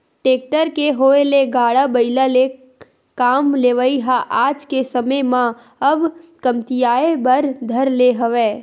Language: Chhattisgarhi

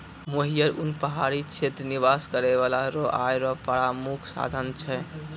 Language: Maithili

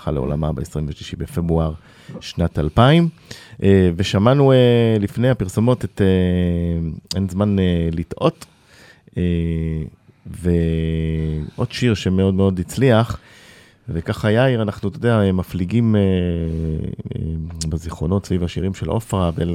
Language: Hebrew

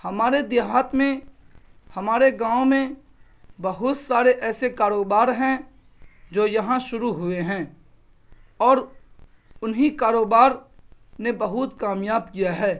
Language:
Urdu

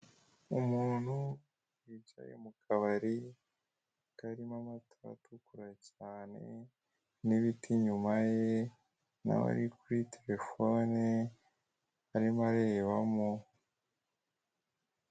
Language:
Kinyarwanda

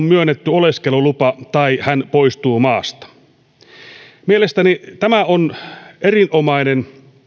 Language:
Finnish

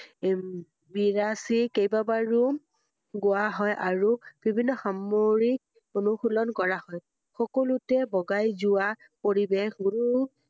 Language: Assamese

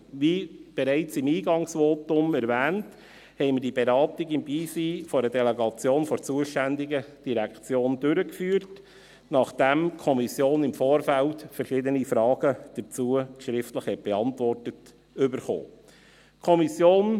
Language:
Swiss German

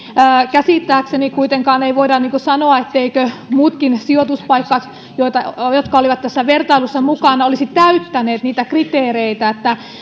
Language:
Finnish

